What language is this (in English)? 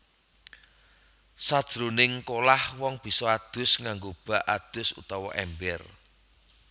Javanese